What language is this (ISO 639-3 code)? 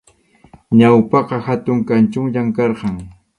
qxu